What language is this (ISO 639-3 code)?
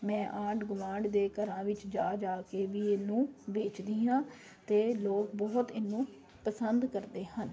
pan